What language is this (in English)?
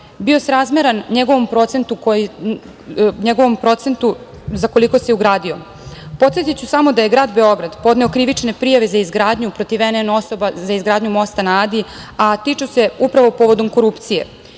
Serbian